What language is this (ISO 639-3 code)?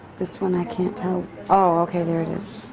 eng